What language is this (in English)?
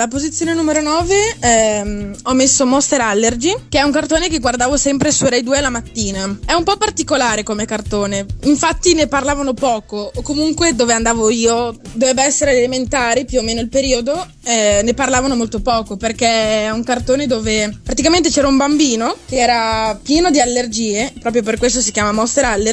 Italian